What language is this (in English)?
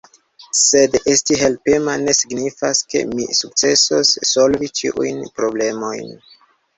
Esperanto